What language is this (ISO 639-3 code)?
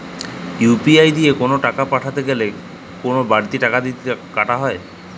ben